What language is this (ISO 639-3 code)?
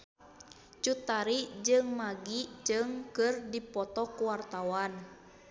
sun